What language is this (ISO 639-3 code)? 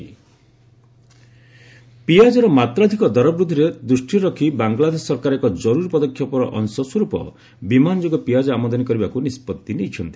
ori